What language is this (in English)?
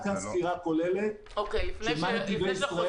Hebrew